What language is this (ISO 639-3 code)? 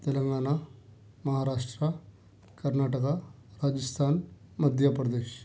urd